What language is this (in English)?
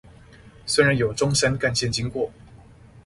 Chinese